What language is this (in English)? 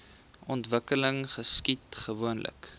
Afrikaans